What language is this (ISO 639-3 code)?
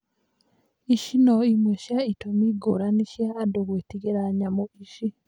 kik